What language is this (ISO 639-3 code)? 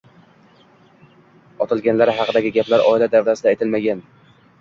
uzb